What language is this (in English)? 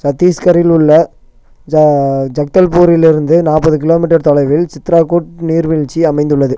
Tamil